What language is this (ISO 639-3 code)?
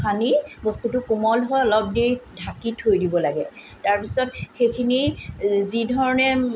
asm